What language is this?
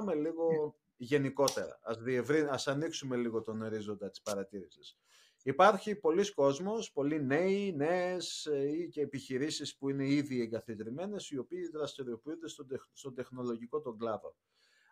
Greek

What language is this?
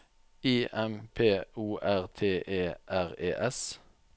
Norwegian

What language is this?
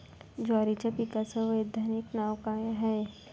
Marathi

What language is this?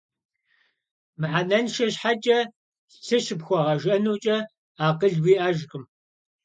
Kabardian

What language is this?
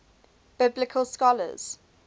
English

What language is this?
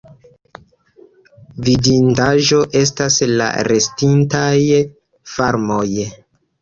Esperanto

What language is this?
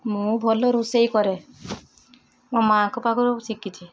Odia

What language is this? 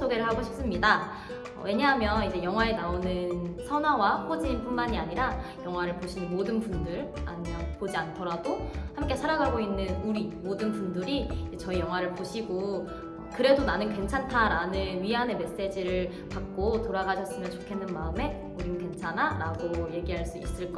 Korean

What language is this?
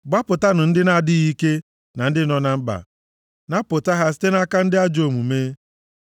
Igbo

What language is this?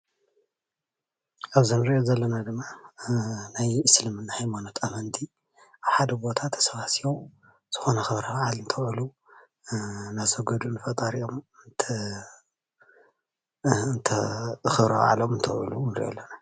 Tigrinya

